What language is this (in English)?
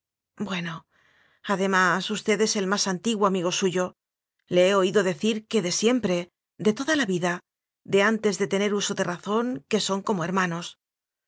Spanish